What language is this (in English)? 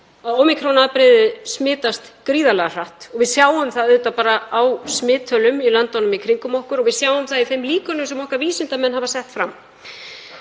Icelandic